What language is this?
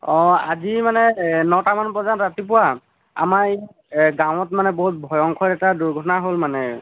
Assamese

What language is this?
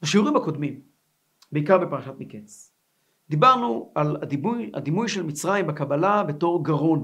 Hebrew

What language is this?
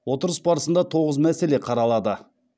Kazakh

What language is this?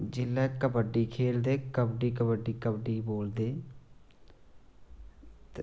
Dogri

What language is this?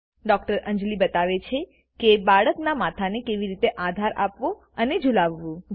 Gujarati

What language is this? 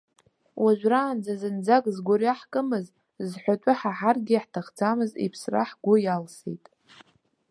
Abkhazian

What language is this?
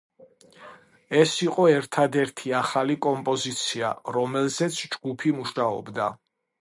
Georgian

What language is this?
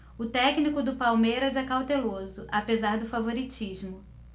Portuguese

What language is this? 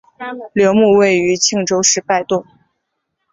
Chinese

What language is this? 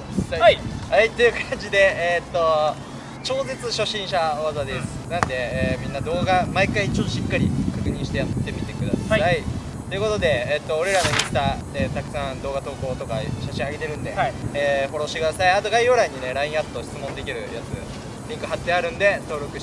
Japanese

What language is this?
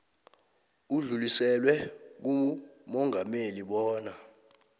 South Ndebele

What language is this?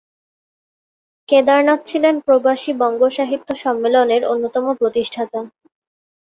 Bangla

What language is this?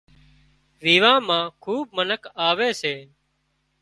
Wadiyara Koli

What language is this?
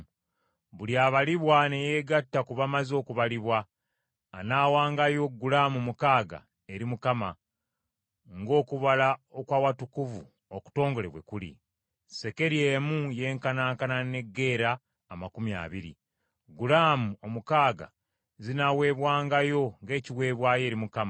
Ganda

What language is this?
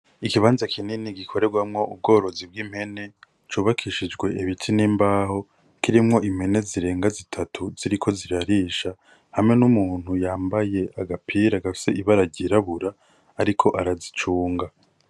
Rundi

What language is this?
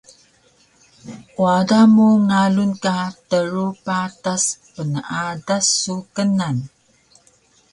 Taroko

